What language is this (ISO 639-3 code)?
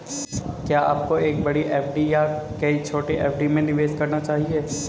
hin